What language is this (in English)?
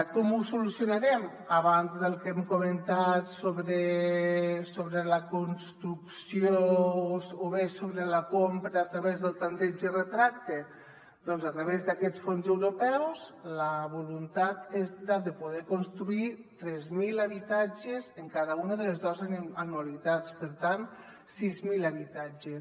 Catalan